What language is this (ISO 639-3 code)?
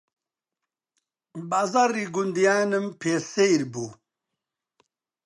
ckb